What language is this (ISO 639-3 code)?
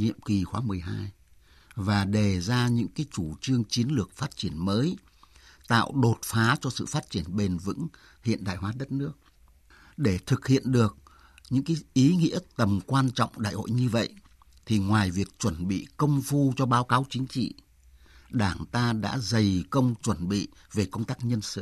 vie